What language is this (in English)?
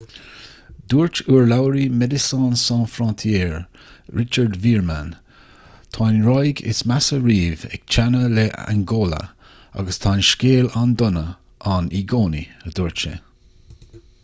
Irish